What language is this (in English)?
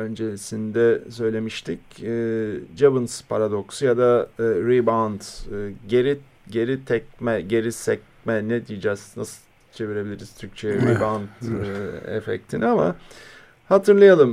Turkish